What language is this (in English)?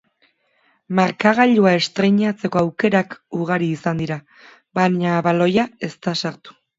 Basque